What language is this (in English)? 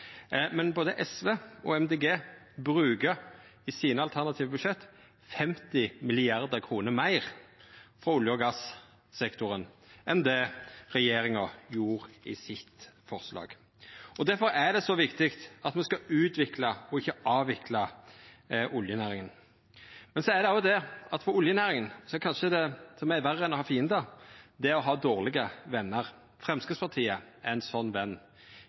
Norwegian Nynorsk